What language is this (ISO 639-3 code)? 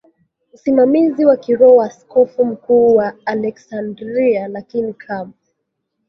swa